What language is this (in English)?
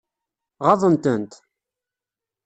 Kabyle